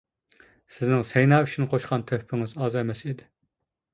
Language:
Uyghur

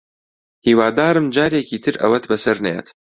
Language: Central Kurdish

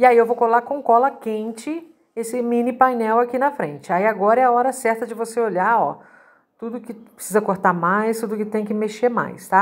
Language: Portuguese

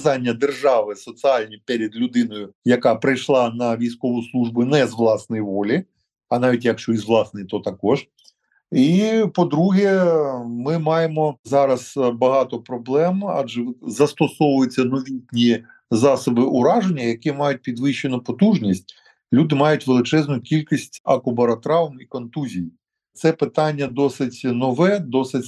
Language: Ukrainian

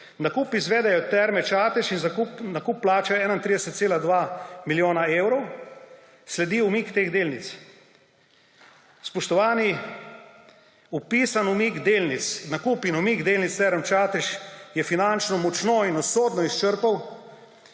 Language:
Slovenian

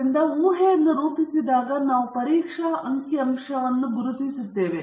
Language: Kannada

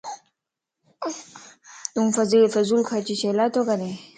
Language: Lasi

